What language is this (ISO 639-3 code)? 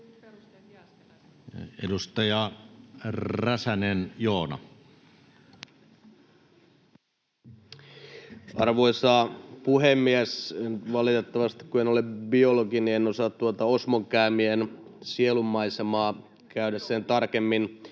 fin